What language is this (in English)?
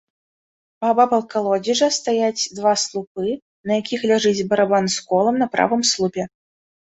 Belarusian